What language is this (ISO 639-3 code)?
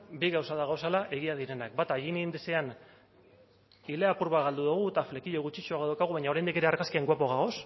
eus